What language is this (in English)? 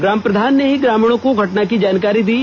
Hindi